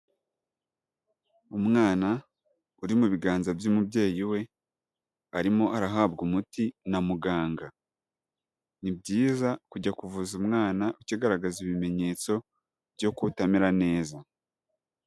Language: Kinyarwanda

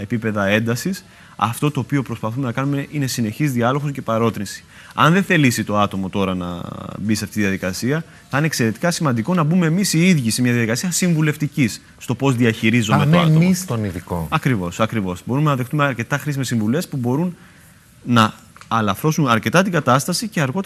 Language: Greek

